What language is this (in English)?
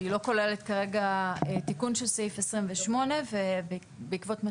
Hebrew